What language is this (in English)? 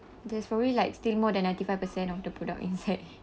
English